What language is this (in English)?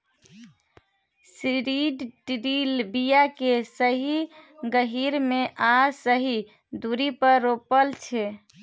Maithili